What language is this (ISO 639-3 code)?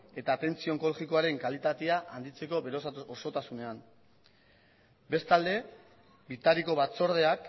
eus